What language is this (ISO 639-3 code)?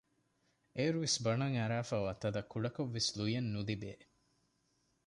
div